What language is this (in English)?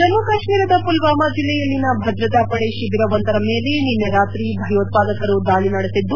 Kannada